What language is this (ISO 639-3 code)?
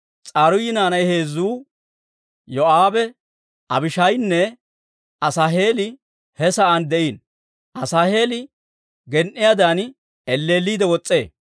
dwr